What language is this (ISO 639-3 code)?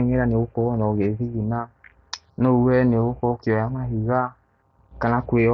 kik